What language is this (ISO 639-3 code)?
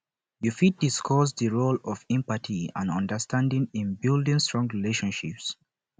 pcm